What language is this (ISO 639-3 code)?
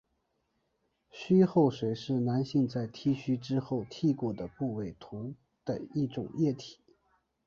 zho